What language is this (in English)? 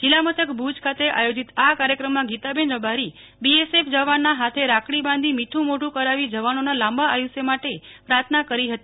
Gujarati